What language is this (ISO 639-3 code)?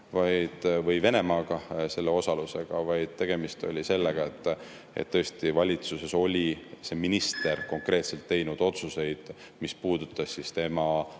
est